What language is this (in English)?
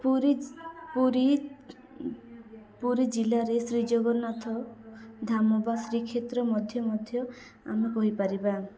Odia